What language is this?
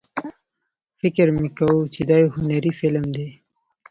Pashto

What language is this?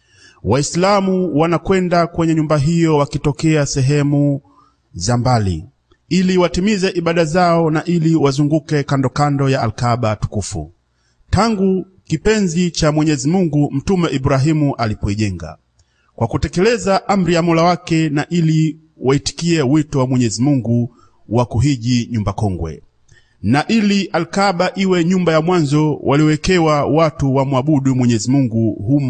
Swahili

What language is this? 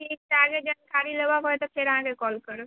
Maithili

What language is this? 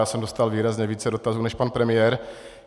Czech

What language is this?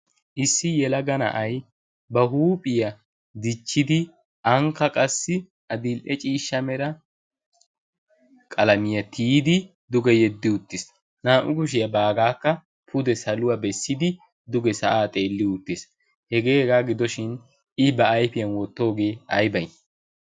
Wolaytta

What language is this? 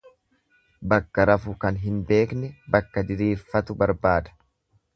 Oromo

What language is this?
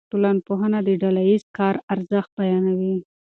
Pashto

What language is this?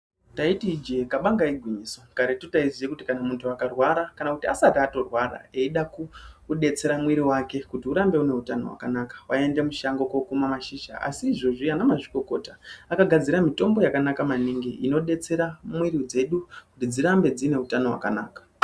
Ndau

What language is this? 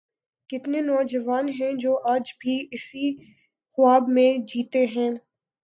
Urdu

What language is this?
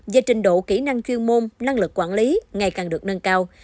Vietnamese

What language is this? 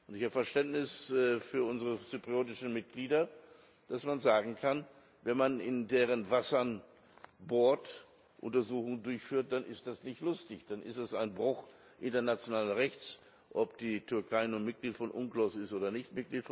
German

